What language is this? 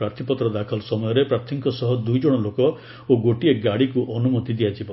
Odia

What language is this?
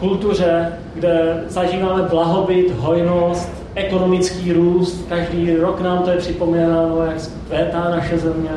Czech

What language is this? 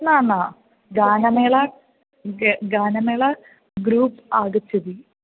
Sanskrit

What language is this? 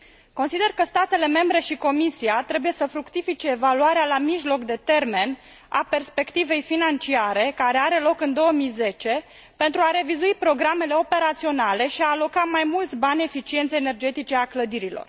Romanian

